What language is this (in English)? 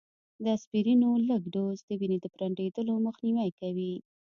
Pashto